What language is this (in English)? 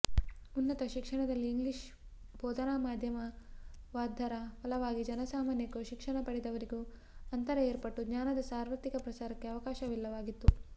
Kannada